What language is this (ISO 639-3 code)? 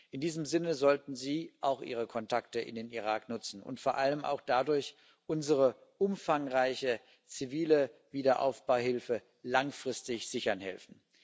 deu